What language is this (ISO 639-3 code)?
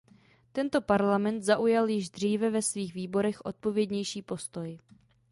ces